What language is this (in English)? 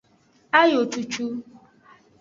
Aja (Benin)